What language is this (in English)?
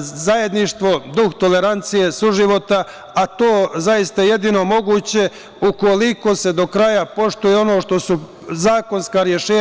Serbian